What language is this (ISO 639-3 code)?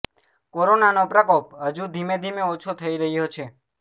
guj